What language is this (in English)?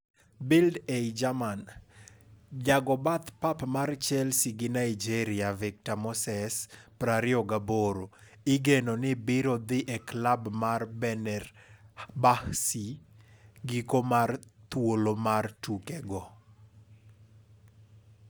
Luo (Kenya and Tanzania)